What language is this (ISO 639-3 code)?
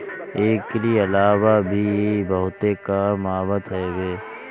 bho